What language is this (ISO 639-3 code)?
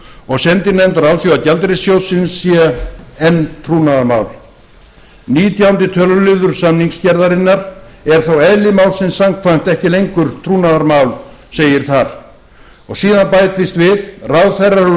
isl